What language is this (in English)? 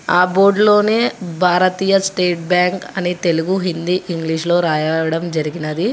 Telugu